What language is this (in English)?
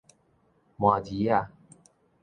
Min Nan Chinese